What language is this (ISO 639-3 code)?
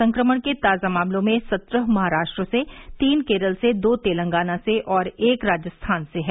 hin